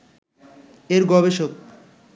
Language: Bangla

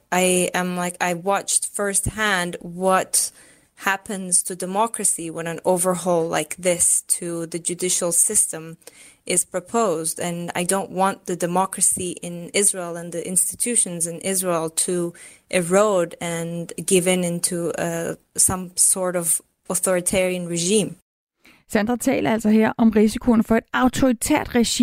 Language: Danish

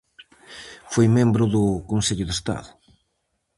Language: Galician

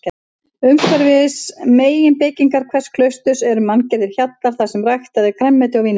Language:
Icelandic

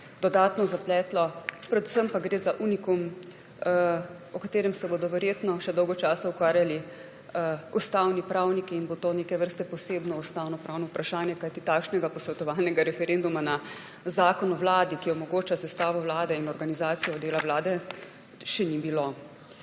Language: Slovenian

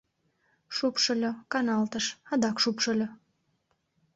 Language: Mari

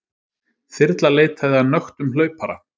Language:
Icelandic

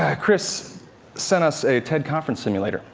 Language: English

